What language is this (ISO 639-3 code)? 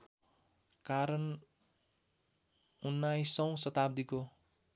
nep